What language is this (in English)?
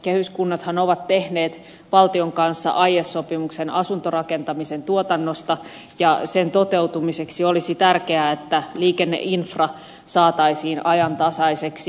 Finnish